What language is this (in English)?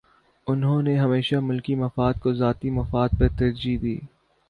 Urdu